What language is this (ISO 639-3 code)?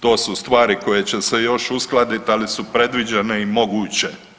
hrv